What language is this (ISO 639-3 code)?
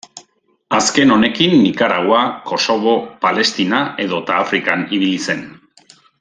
eus